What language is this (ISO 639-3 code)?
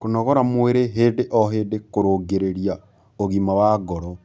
kik